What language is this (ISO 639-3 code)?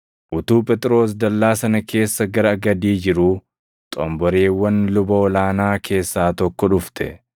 orm